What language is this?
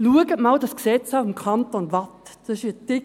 Swiss German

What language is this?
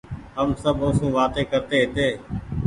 Goaria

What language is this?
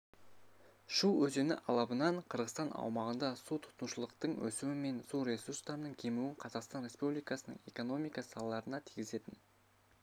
Kazakh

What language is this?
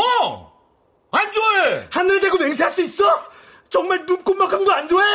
Korean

